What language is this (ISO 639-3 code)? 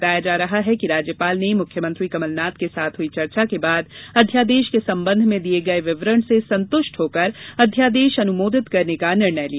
hin